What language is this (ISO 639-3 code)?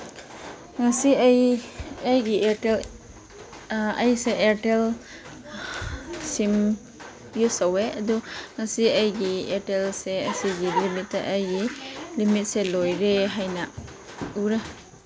mni